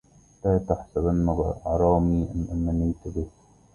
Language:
Arabic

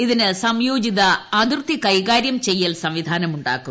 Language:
Malayalam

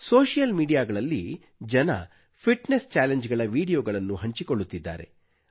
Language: Kannada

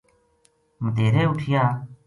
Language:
Gujari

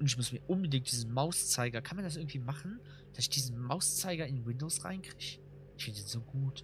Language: German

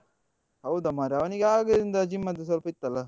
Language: Kannada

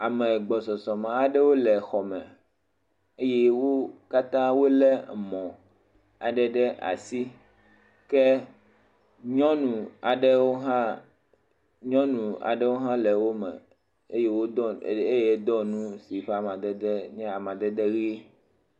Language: Ewe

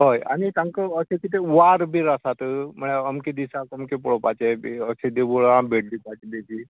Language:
Konkani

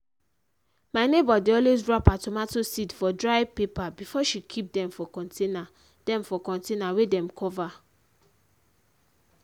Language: Nigerian Pidgin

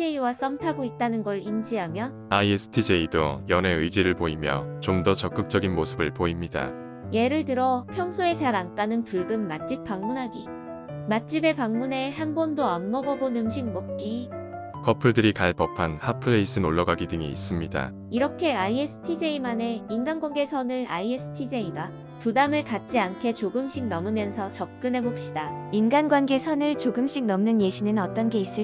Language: Korean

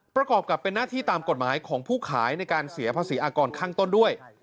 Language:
Thai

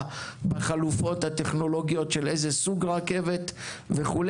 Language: Hebrew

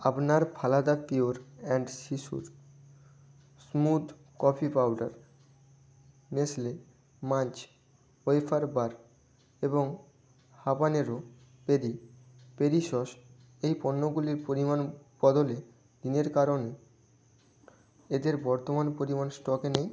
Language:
Bangla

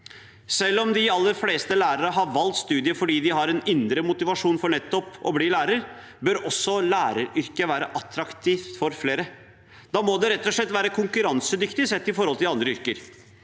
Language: Norwegian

